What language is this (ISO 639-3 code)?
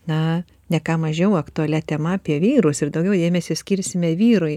lit